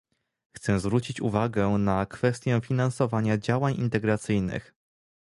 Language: Polish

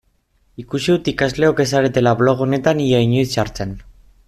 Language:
Basque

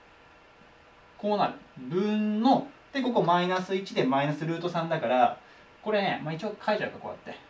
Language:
Japanese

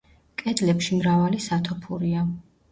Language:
Georgian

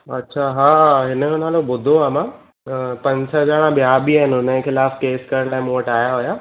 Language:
Sindhi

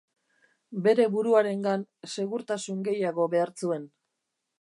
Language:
Basque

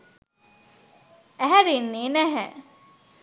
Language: Sinhala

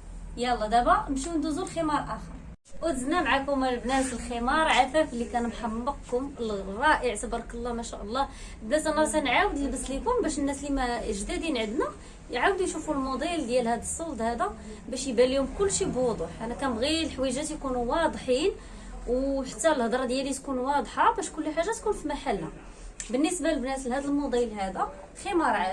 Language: Arabic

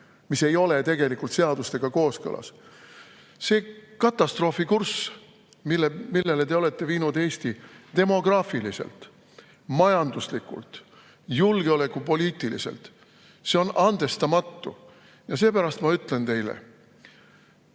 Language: Estonian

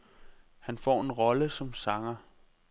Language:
Danish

